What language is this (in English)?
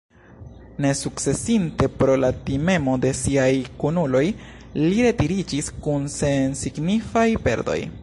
Esperanto